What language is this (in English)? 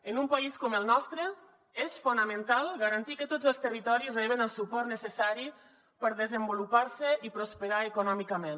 Catalan